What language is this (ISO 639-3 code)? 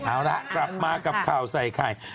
tha